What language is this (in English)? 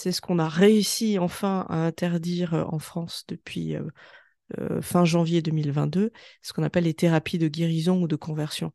French